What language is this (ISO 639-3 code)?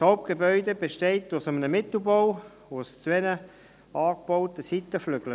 gsw